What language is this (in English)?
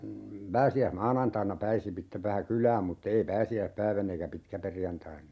Finnish